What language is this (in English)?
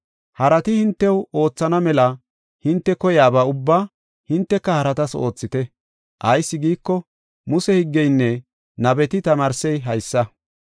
Gofa